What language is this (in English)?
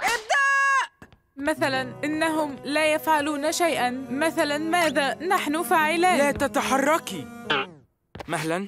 Arabic